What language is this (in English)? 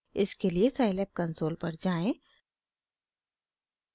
Hindi